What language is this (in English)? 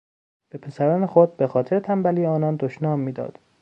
Persian